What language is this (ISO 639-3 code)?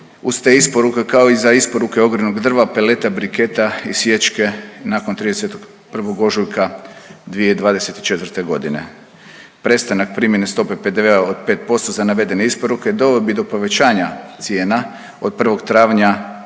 hrv